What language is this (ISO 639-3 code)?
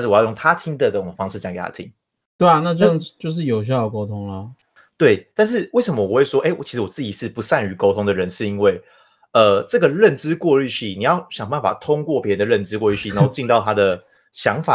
zho